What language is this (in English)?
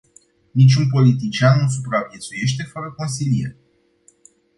Romanian